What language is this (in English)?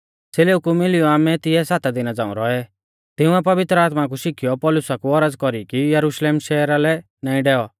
Mahasu Pahari